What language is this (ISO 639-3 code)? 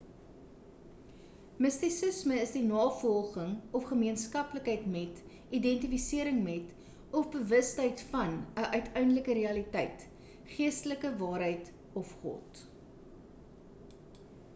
afr